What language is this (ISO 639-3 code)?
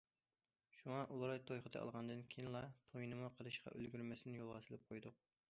uig